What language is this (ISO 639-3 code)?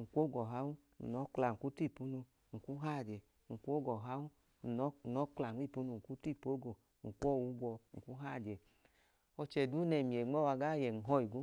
idu